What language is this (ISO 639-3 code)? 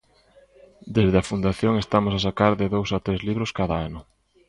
glg